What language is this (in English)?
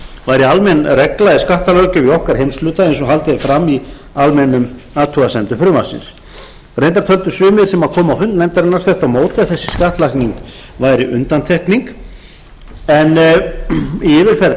Icelandic